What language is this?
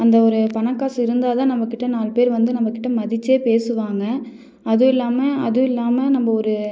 Tamil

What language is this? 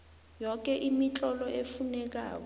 South Ndebele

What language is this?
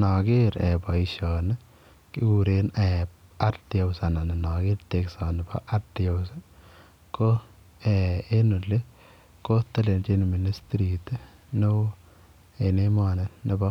Kalenjin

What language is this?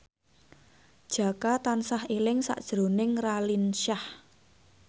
Javanese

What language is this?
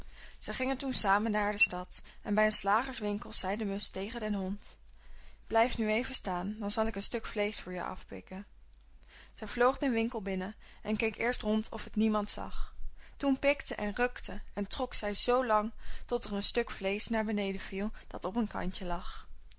Dutch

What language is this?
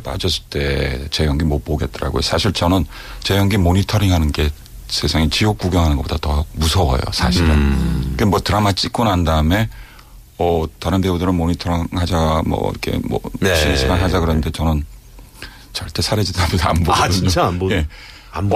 Korean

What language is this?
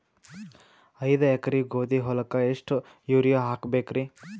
Kannada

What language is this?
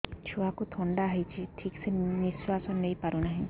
Odia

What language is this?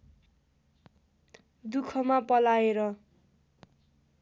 Nepali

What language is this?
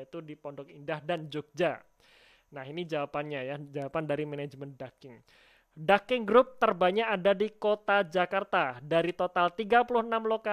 Indonesian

